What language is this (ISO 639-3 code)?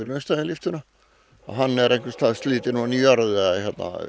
isl